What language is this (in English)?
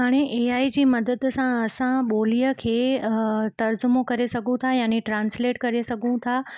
Sindhi